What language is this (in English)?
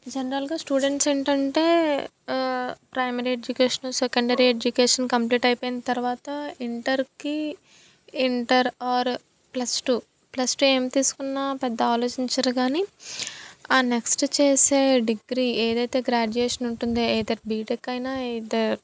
Telugu